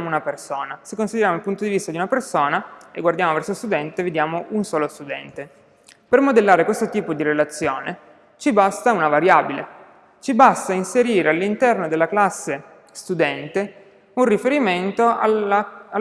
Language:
Italian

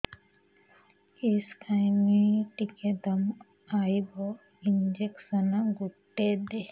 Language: Odia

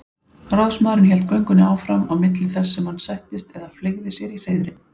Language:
Icelandic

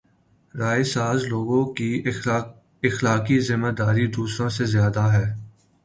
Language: Urdu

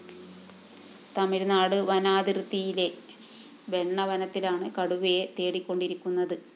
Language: Malayalam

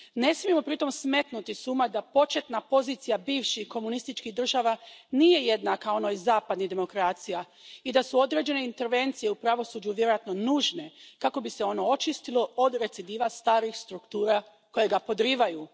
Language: Croatian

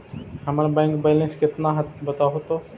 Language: Magahi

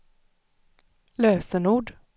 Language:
Swedish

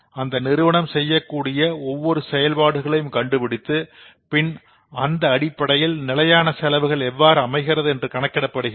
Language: Tamil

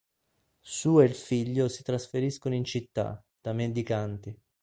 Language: Italian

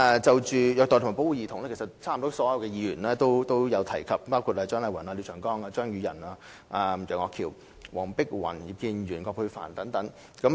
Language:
Cantonese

